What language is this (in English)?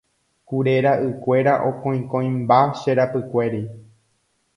Guarani